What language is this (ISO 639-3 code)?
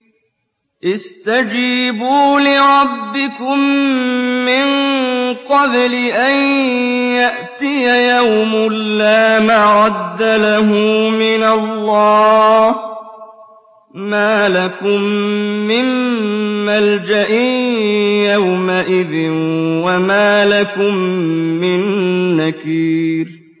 ara